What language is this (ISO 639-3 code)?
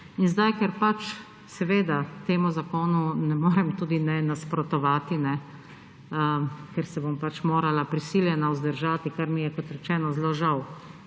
slv